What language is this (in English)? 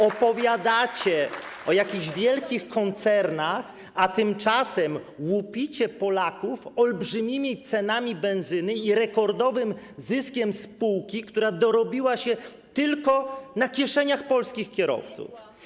Polish